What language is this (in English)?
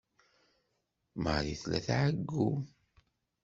Kabyle